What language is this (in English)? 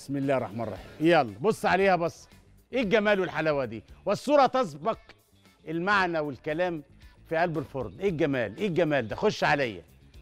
Arabic